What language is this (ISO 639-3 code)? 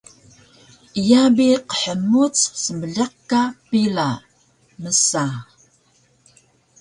trv